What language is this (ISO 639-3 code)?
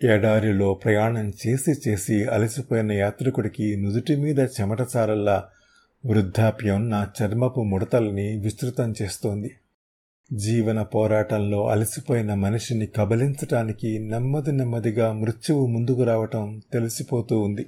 tel